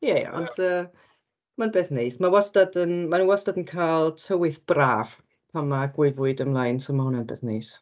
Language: Welsh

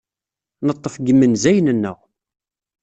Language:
Kabyle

